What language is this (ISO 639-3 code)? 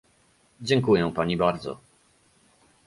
pol